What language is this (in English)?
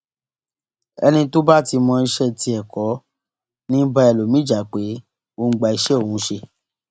Yoruba